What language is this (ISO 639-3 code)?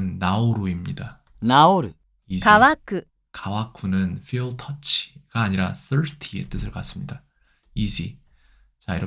kor